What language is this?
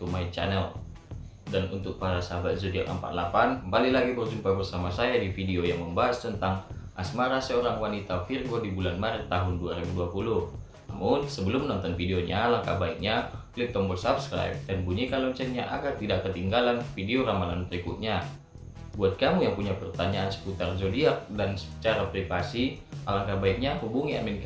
Indonesian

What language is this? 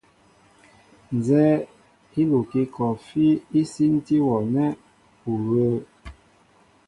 Mbo (Cameroon)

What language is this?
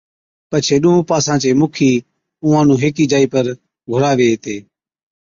Od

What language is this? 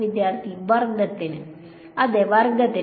Malayalam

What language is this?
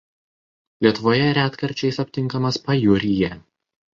Lithuanian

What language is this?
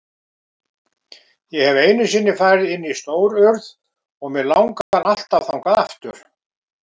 Icelandic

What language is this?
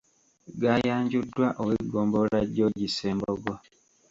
Ganda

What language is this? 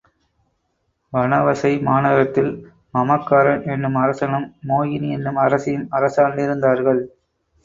Tamil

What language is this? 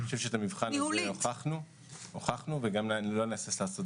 Hebrew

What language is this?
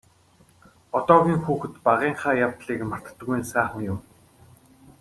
Mongolian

